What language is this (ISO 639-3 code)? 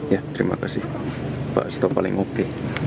ind